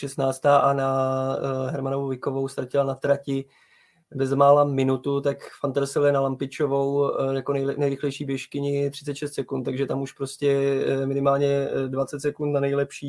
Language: Czech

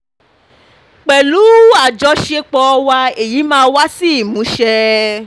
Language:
Yoruba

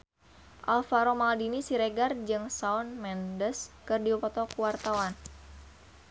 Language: Sundanese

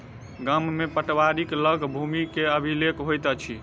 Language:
Maithili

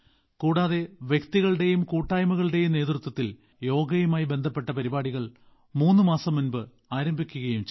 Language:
Malayalam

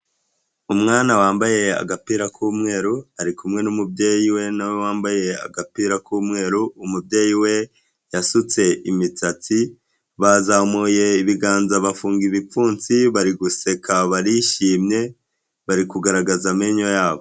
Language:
Kinyarwanda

